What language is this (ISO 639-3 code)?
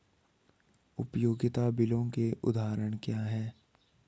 hin